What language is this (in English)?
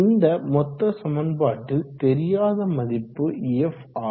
Tamil